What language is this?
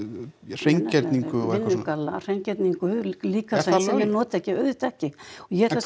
Icelandic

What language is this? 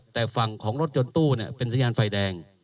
Thai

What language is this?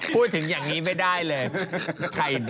Thai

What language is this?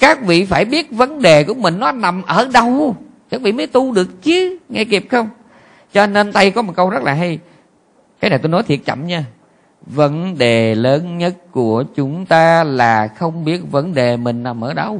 Vietnamese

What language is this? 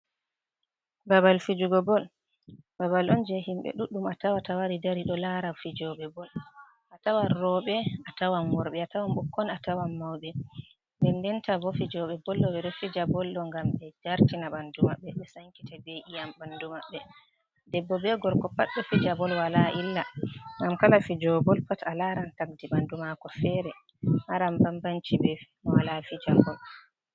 Fula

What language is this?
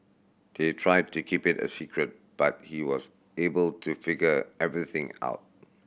English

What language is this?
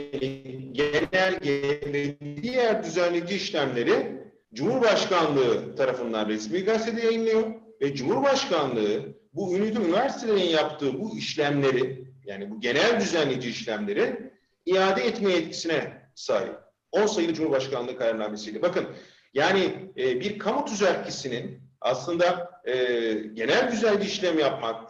Turkish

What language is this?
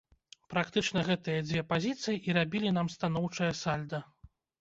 Belarusian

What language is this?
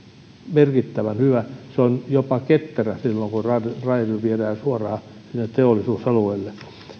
Finnish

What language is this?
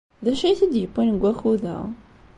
Kabyle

